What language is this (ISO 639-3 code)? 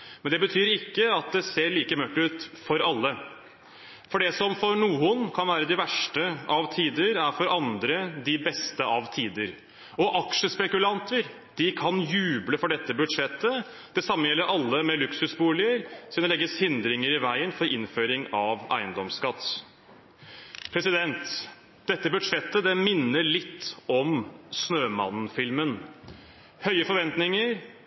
nob